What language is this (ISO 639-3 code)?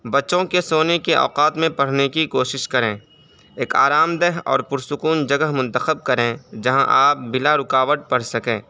urd